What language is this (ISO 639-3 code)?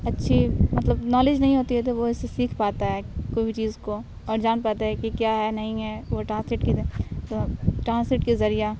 urd